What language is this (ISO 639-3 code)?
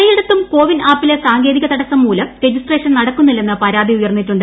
mal